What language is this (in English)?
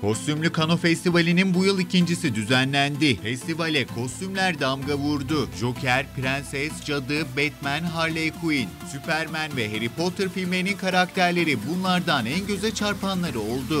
Turkish